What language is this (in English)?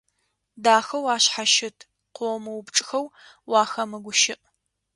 Adyghe